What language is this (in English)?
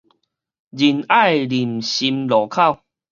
Min Nan Chinese